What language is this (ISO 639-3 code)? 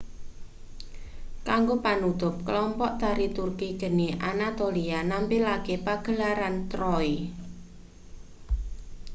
jav